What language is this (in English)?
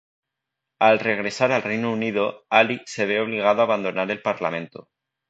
Spanish